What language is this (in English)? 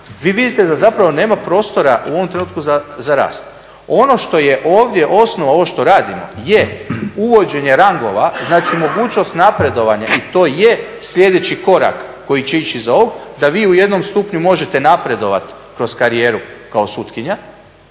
Croatian